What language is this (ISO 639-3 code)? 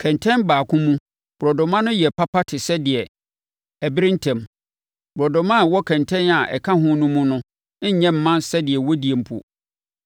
aka